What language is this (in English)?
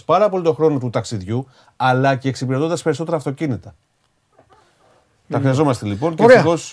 Greek